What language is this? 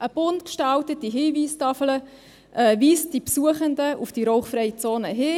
Swiss German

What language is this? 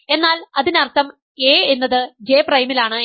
Malayalam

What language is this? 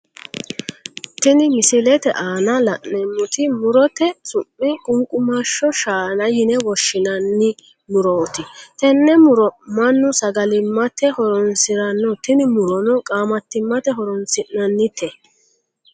Sidamo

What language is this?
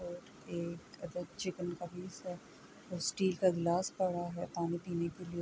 Urdu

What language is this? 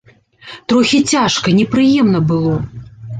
Belarusian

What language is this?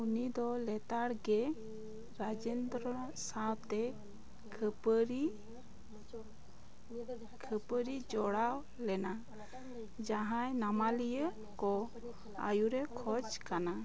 Santali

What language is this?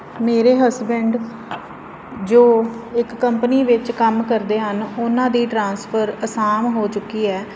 Punjabi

